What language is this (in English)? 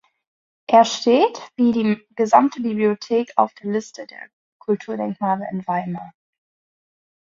German